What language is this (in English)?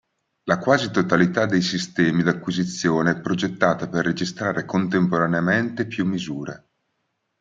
Italian